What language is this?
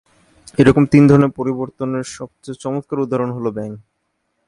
Bangla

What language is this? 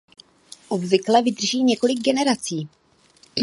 Czech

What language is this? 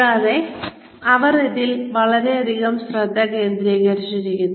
Malayalam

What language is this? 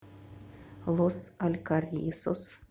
Russian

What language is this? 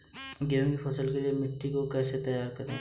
Hindi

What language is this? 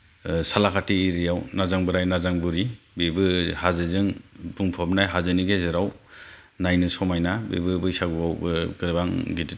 Bodo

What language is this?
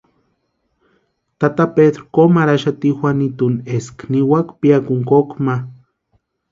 Western Highland Purepecha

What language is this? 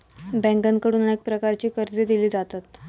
Marathi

